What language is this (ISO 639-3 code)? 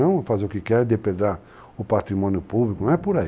por